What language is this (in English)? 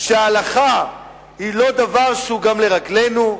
Hebrew